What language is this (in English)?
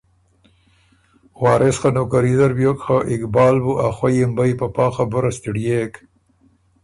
Ormuri